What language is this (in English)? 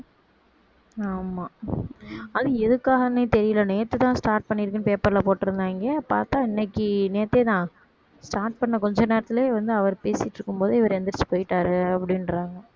Tamil